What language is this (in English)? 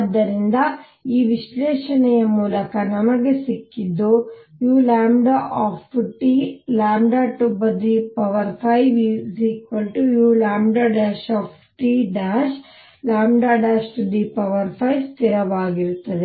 Kannada